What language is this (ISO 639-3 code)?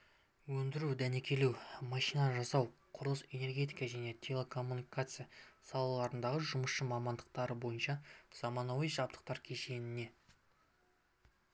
kaz